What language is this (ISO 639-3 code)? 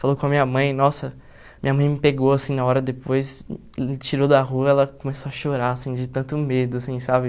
por